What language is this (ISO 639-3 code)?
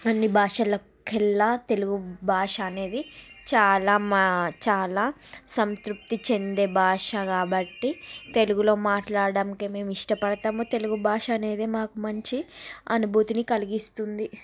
tel